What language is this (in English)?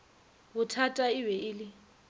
Northern Sotho